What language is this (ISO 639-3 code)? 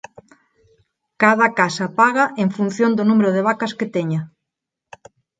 glg